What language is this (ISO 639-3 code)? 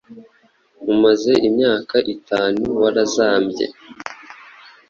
kin